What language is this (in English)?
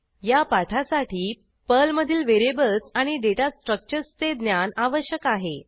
Marathi